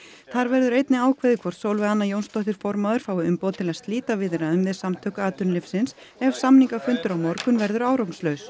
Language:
Icelandic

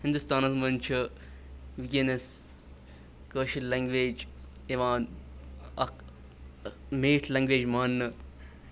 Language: Kashmiri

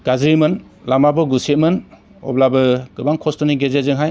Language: Bodo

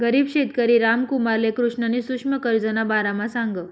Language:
Marathi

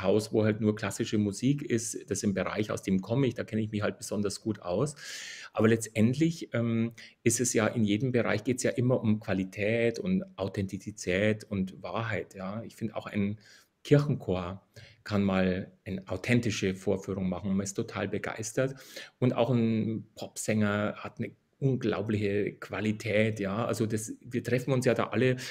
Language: German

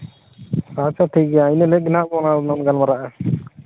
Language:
Santali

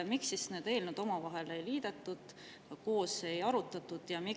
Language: Estonian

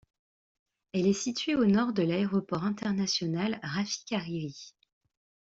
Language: French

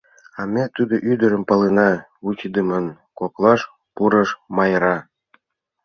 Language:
Mari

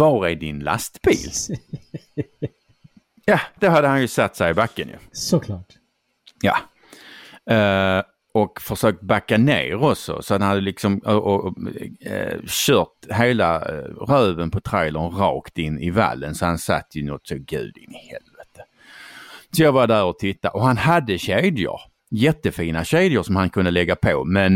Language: Swedish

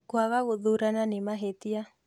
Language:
Kikuyu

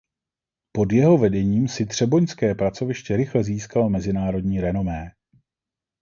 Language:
Czech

